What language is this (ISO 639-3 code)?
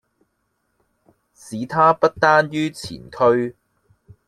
yue